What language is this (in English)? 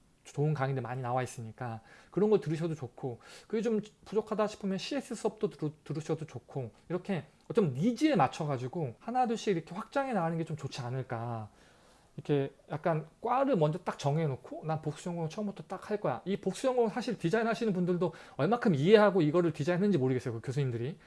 Korean